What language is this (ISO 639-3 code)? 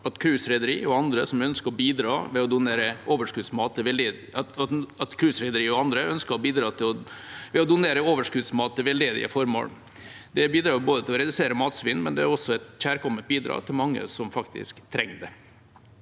nor